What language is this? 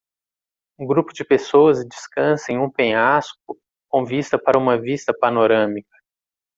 Portuguese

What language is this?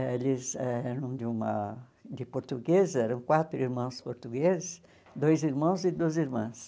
Portuguese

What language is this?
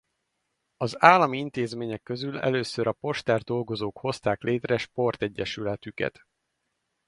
Hungarian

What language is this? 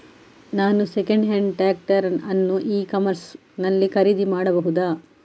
Kannada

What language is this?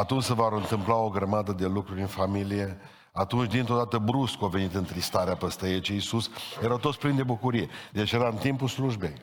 Romanian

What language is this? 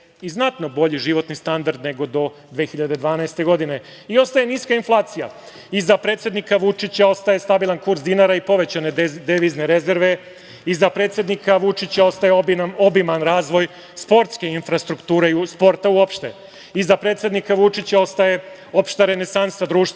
Serbian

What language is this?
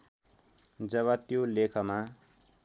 Nepali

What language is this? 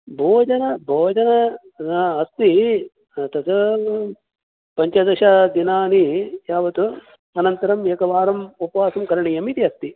Sanskrit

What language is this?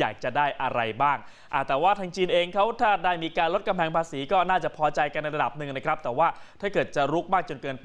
Thai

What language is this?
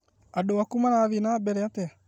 Kikuyu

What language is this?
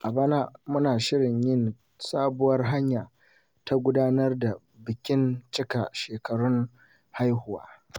Hausa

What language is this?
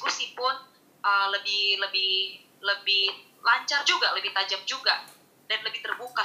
Indonesian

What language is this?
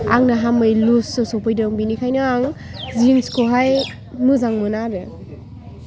Bodo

